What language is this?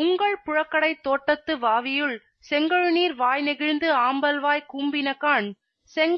Tamil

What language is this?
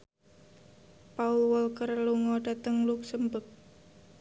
Javanese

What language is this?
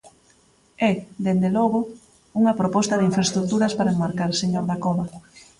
Galician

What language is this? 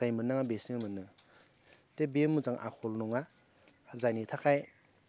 Bodo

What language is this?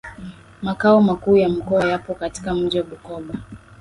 Swahili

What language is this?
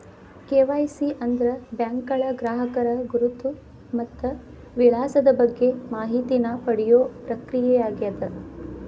Kannada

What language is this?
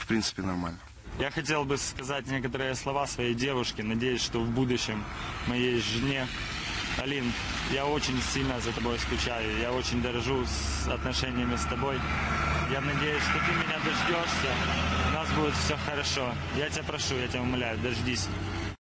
Russian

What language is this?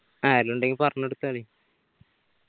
Malayalam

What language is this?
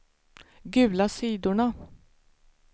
Swedish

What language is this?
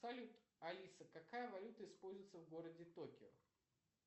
Russian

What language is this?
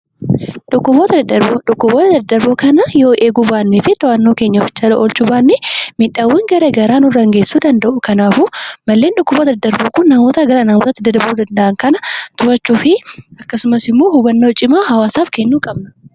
Oromo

